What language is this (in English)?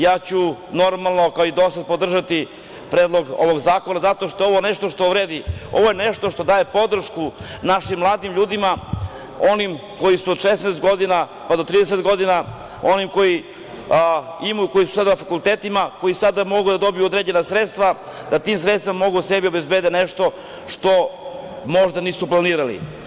Serbian